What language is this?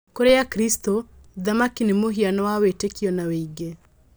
Kikuyu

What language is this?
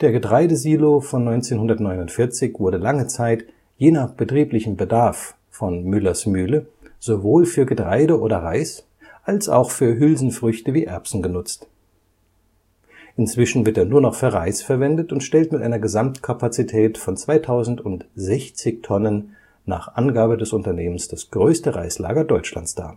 German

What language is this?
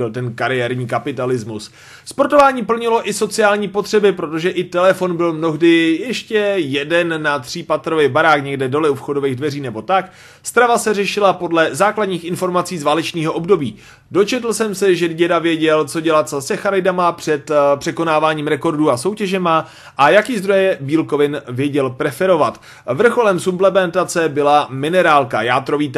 Czech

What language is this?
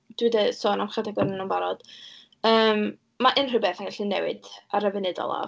Welsh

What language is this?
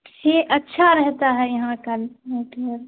Urdu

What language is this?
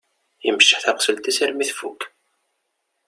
Kabyle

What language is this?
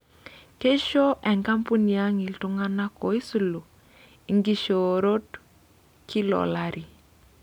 Masai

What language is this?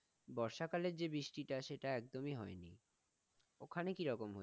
Bangla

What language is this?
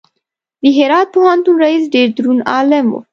Pashto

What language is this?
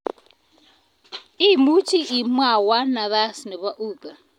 Kalenjin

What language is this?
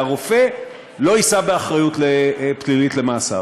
Hebrew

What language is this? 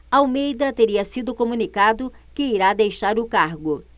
Portuguese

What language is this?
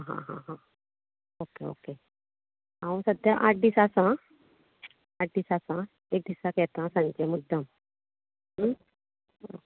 Konkani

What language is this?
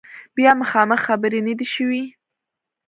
Pashto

